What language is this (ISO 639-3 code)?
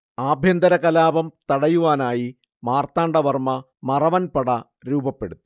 mal